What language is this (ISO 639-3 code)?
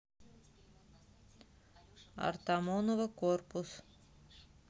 rus